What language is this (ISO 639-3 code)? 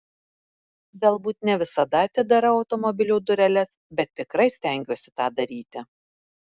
lit